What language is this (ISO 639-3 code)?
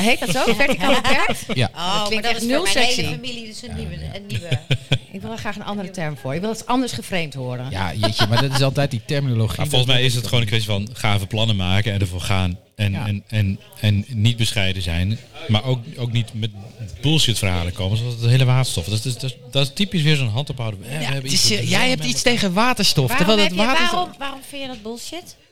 nld